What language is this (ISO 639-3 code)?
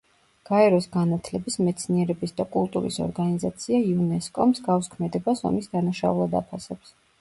kat